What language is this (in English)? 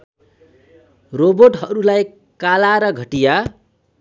Nepali